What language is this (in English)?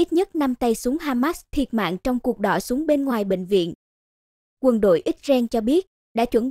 Vietnamese